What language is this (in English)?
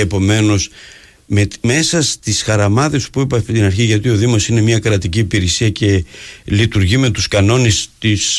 Greek